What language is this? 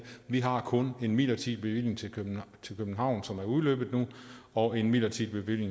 Danish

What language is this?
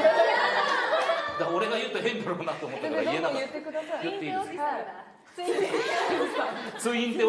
Japanese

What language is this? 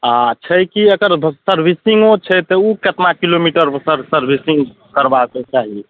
Maithili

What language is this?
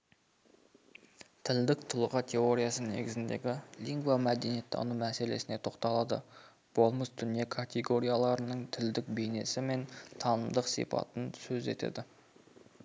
Kazakh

